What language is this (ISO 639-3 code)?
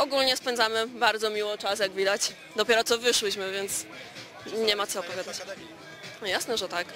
pol